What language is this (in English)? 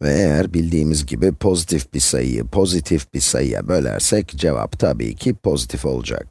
Turkish